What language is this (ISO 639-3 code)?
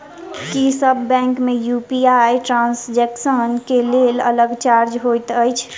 mai